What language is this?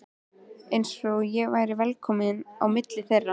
Icelandic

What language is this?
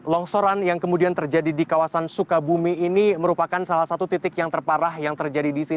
Indonesian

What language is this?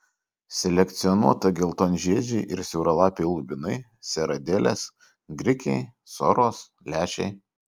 Lithuanian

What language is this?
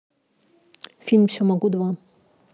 Russian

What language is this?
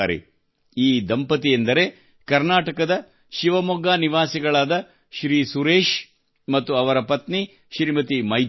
Kannada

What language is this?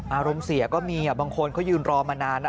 Thai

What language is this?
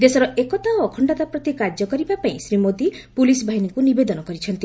Odia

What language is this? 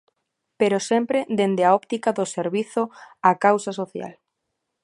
Galician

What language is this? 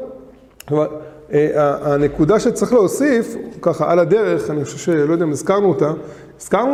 Hebrew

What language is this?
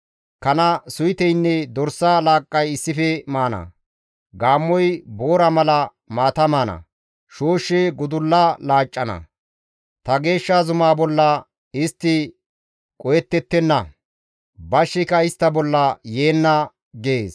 Gamo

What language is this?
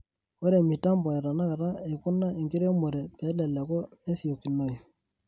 Masai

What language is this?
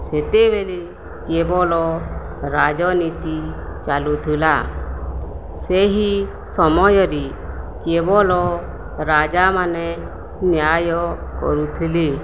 Odia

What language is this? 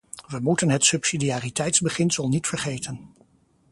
Dutch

